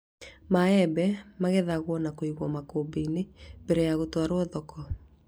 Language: Kikuyu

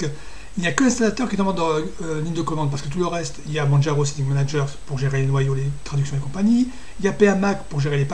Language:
French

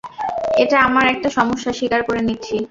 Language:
Bangla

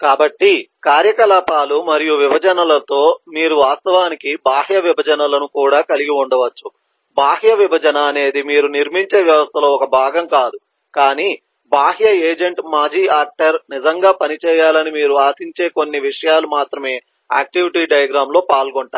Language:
Telugu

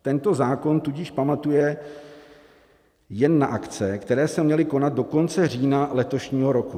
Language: Czech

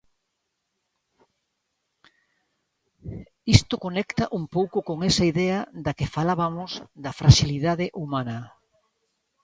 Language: Galician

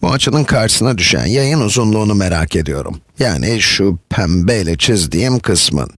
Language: Turkish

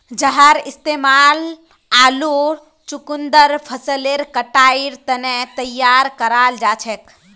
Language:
Magahi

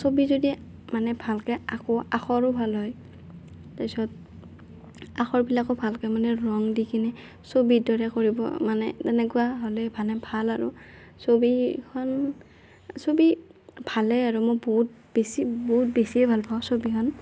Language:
Assamese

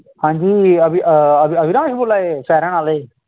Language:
Dogri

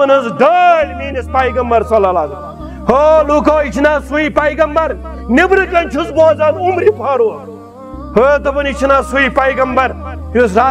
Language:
Romanian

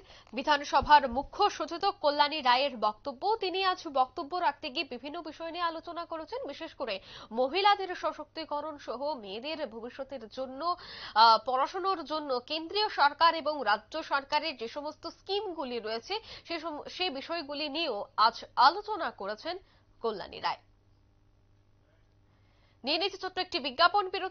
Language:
Bangla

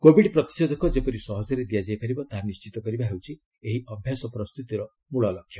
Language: Odia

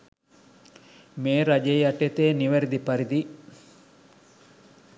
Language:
Sinhala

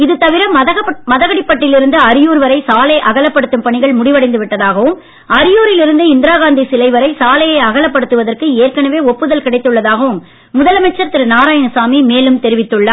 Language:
Tamil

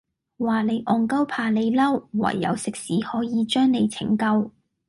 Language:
Cantonese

